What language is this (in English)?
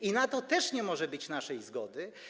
Polish